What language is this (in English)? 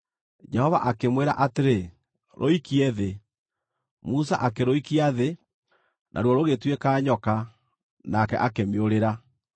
Kikuyu